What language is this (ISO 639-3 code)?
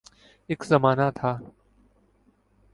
urd